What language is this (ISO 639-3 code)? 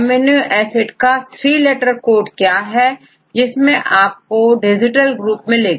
hin